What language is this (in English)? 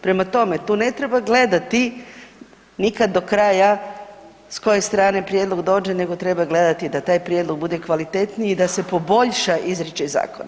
Croatian